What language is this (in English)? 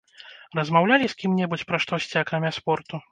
Belarusian